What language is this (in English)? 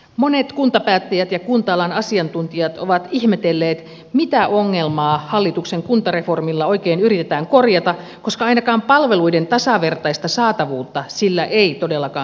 Finnish